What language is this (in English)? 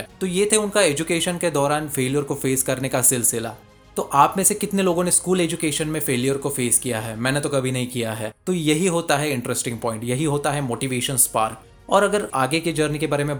Hindi